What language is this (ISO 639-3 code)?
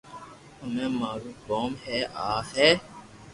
lrk